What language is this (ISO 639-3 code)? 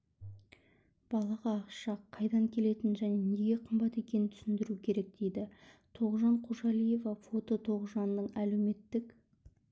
kaz